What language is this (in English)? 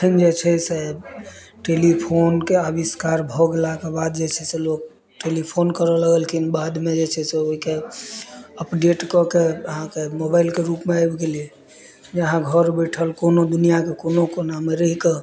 Maithili